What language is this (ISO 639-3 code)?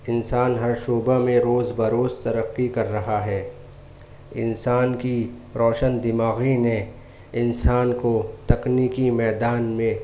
urd